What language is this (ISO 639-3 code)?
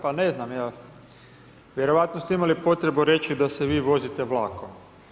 hrv